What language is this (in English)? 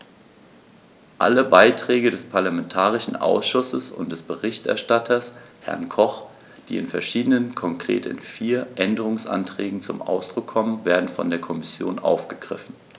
German